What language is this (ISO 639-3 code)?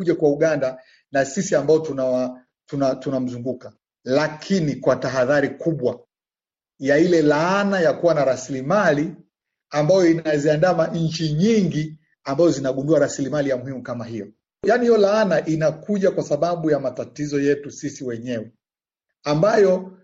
swa